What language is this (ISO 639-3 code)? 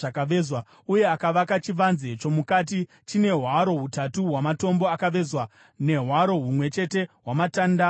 sna